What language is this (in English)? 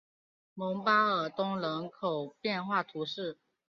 Chinese